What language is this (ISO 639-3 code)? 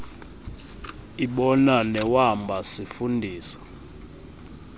xho